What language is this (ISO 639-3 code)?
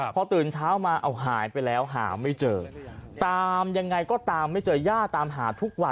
tha